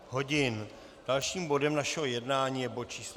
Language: Czech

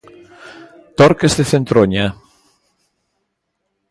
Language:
Galician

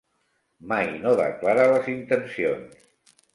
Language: Catalan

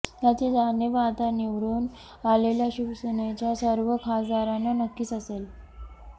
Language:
Marathi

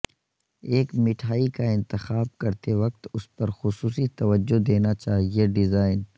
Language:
Urdu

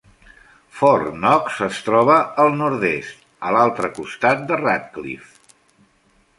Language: Catalan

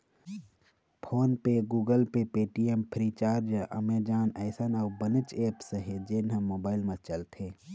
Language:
Chhattisgarhi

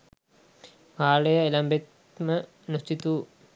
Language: Sinhala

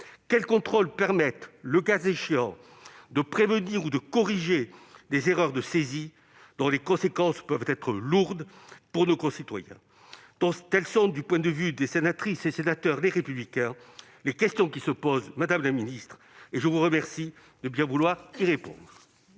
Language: French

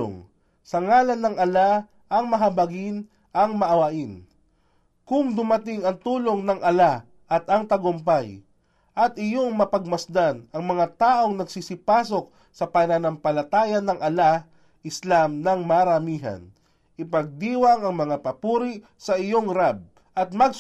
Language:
Filipino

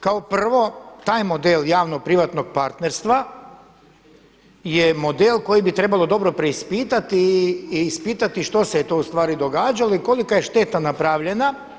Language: Croatian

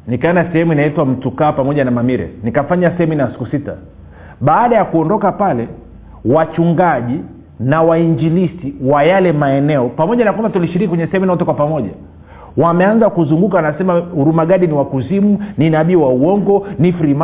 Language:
Swahili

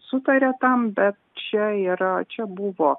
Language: Lithuanian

